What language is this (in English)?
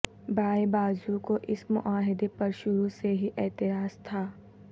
Urdu